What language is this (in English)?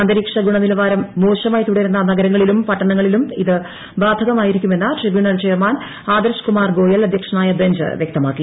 Malayalam